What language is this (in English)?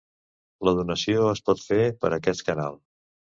Catalan